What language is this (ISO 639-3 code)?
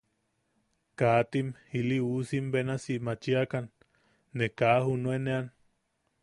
yaq